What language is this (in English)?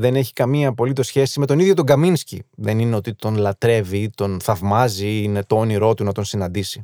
Greek